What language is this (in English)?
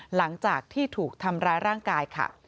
Thai